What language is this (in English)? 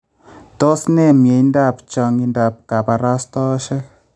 Kalenjin